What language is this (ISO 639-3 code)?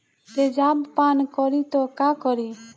bho